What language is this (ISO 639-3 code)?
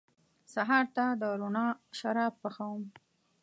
pus